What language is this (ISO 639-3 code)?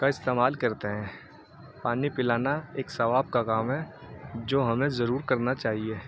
urd